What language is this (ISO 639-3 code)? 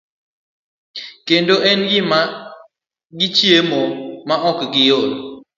luo